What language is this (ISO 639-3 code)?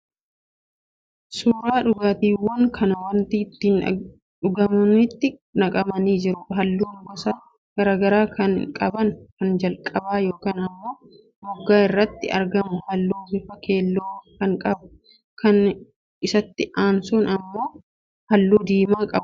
orm